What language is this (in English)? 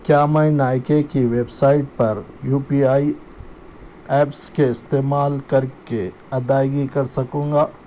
Urdu